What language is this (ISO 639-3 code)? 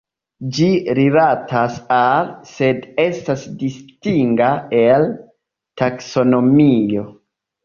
epo